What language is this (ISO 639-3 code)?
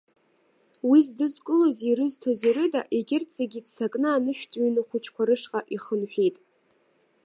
abk